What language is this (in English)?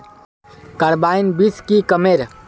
Magahi